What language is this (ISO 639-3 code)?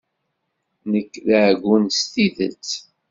kab